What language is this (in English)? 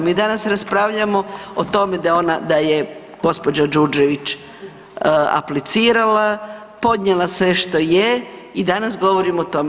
Croatian